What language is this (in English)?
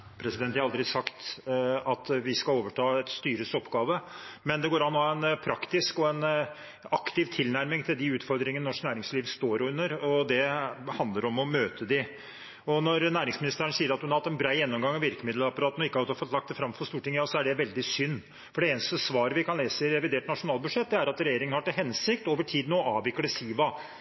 Norwegian Bokmål